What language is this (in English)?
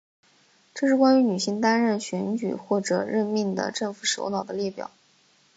Chinese